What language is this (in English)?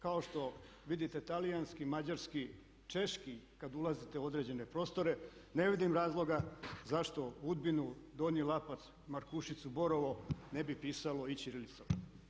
Croatian